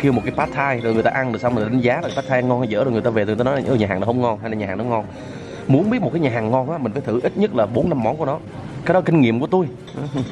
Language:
Vietnamese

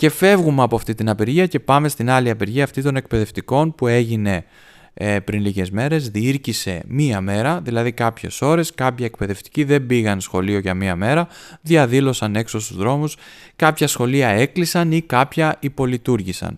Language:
Greek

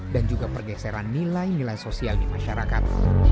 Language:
Indonesian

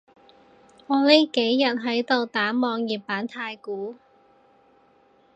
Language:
Cantonese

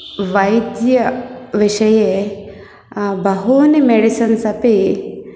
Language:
Sanskrit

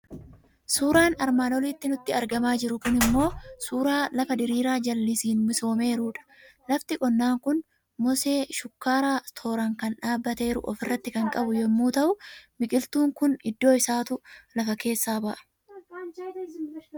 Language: Oromo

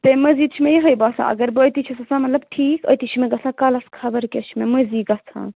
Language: Kashmiri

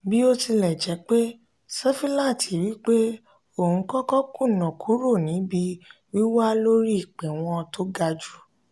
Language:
Yoruba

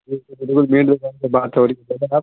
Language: Urdu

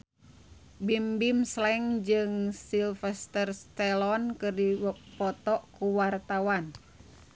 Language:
Sundanese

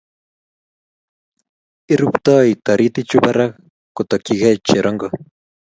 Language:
Kalenjin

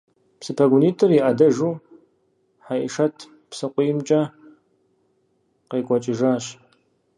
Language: Kabardian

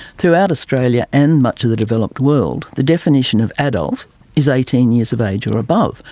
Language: English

